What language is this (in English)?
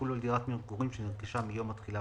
Hebrew